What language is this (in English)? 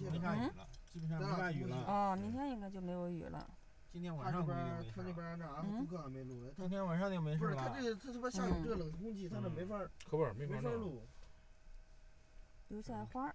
Chinese